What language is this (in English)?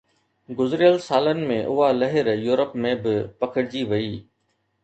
Sindhi